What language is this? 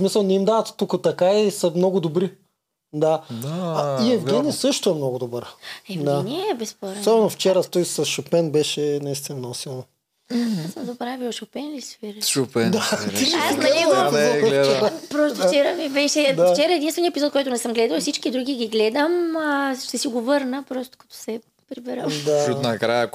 Bulgarian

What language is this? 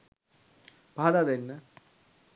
Sinhala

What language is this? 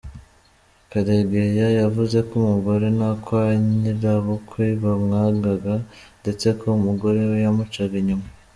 Kinyarwanda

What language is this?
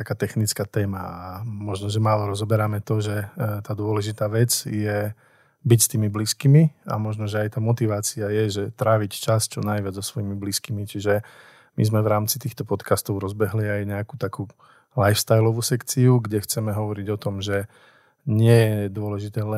Slovak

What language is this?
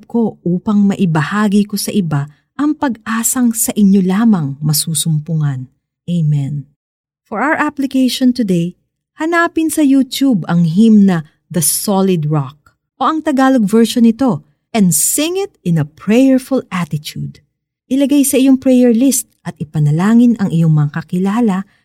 Filipino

